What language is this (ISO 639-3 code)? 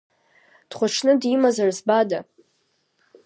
abk